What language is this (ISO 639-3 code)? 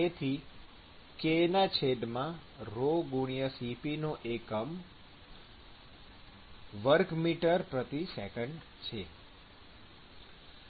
guj